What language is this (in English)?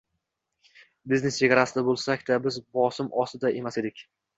Uzbek